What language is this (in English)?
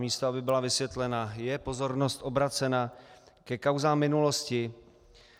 Czech